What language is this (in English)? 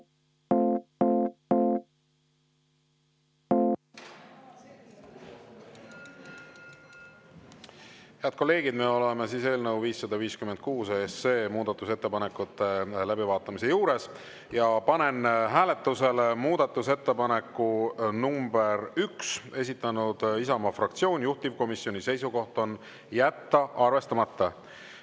Estonian